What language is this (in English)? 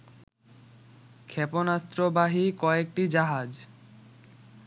Bangla